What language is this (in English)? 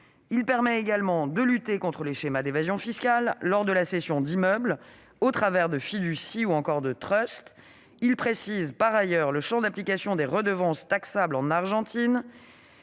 French